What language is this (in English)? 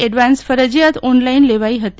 Gujarati